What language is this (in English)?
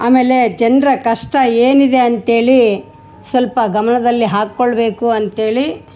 Kannada